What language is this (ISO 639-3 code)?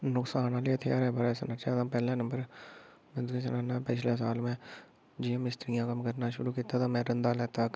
doi